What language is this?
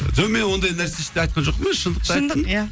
Kazakh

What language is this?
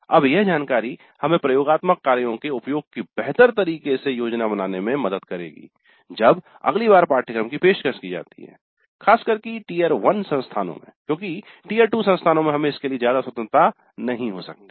Hindi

